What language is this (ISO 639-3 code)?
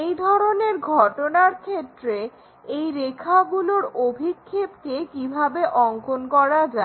ben